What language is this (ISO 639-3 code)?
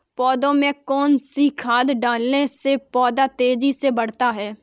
hin